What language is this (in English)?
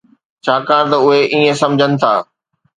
Sindhi